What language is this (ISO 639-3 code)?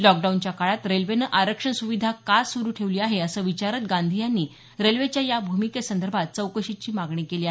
mar